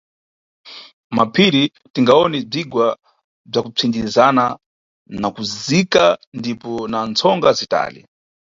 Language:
Nyungwe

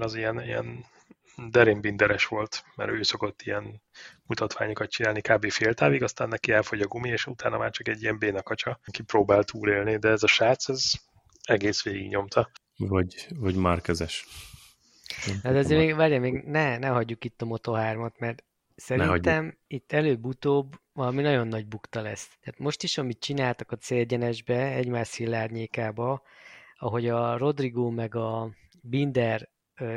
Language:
Hungarian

